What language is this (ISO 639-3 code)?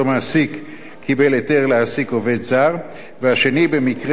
heb